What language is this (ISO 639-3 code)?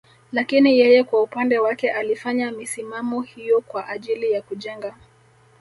swa